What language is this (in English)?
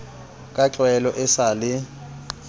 Southern Sotho